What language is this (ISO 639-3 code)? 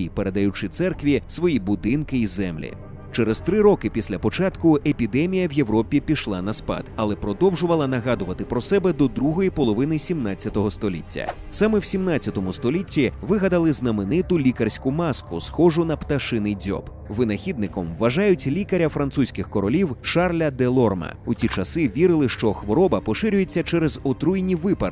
ukr